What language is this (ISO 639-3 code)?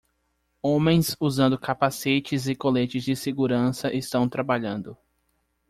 por